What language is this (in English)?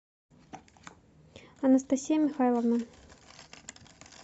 Russian